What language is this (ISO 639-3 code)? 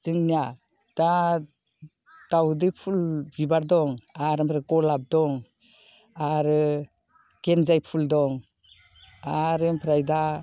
brx